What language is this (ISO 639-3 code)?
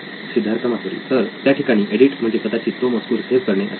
mar